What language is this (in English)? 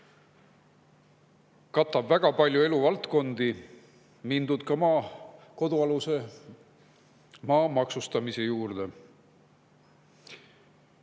Estonian